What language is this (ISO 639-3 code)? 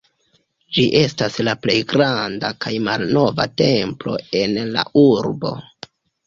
epo